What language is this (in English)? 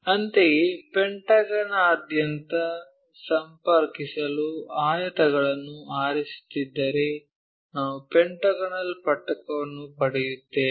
Kannada